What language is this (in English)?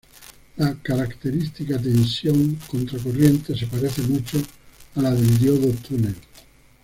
Spanish